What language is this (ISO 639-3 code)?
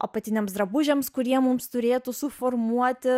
lit